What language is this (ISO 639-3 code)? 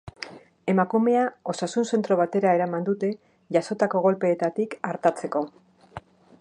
eus